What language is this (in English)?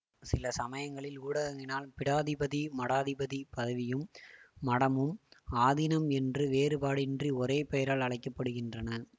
Tamil